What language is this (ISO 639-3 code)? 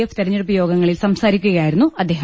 mal